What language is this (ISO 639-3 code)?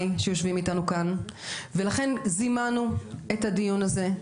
heb